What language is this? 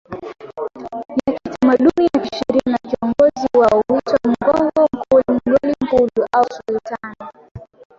Swahili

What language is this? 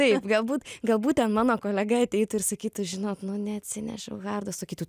Lithuanian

